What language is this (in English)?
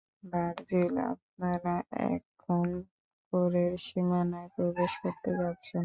Bangla